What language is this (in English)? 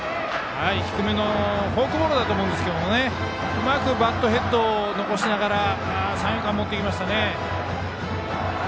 Japanese